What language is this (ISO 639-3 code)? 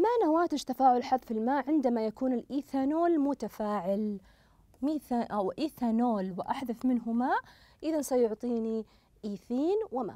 ara